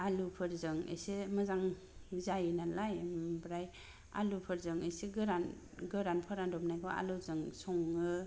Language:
Bodo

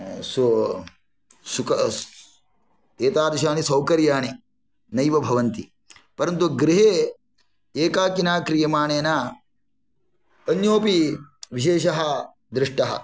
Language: Sanskrit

